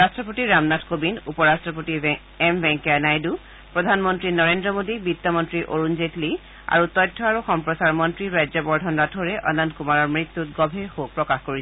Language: Assamese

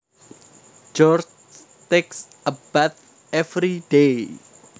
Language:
Javanese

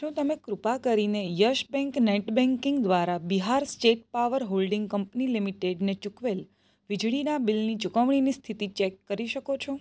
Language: Gujarati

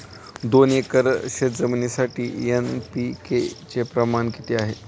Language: Marathi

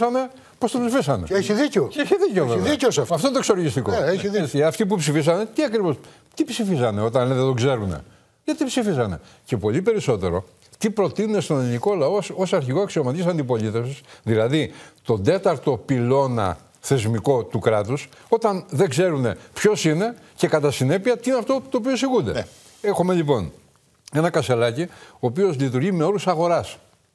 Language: Greek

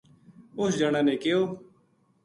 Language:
Gujari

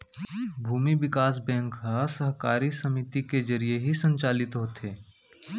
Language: Chhattisgarhi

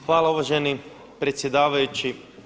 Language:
Croatian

